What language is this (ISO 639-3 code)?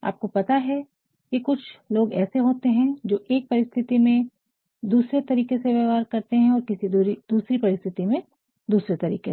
hin